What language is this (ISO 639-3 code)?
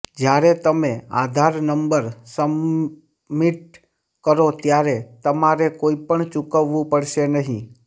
guj